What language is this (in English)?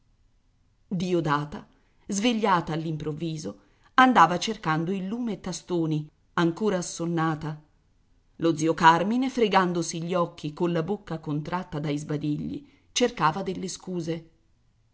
Italian